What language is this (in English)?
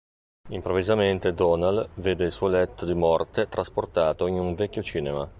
Italian